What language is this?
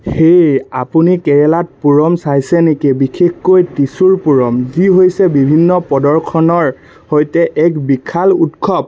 Assamese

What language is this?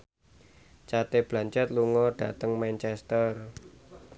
Javanese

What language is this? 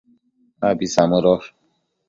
Matsés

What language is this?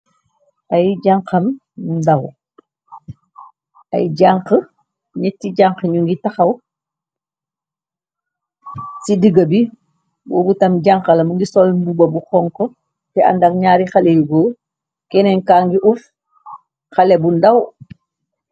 Wolof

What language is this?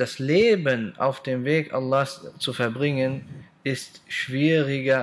German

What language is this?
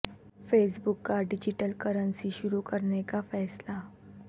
Urdu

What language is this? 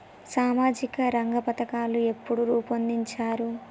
Telugu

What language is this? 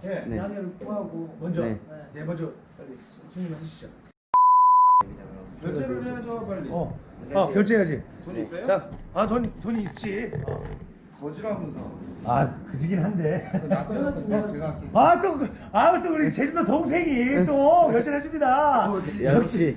Korean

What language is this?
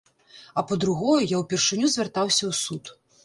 Belarusian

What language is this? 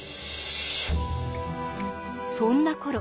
Japanese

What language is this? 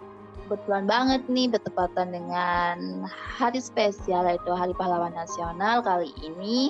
Indonesian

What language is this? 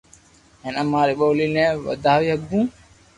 Loarki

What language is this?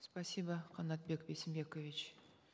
Kazakh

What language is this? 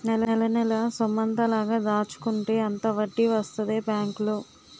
Telugu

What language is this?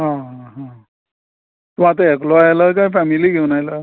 Konkani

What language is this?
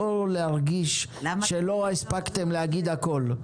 Hebrew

